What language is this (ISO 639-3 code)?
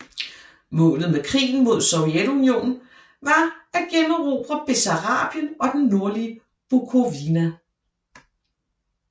dan